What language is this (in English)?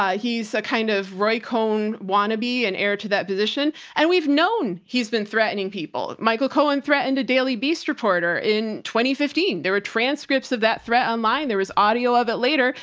English